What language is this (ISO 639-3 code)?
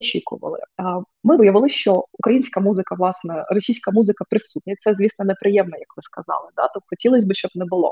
ukr